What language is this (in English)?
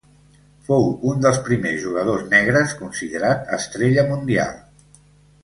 Catalan